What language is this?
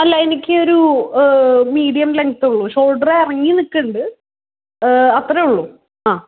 Malayalam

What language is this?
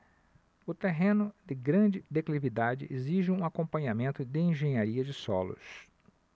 Portuguese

